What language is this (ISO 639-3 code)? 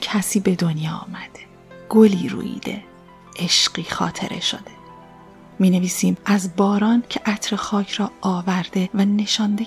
fas